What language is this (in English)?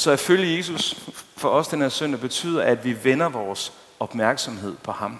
Danish